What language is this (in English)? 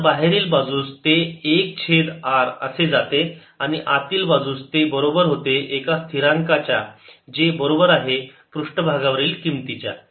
Marathi